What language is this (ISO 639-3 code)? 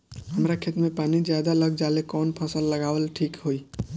bho